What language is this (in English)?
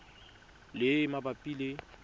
Tswana